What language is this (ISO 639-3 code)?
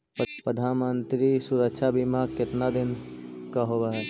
mag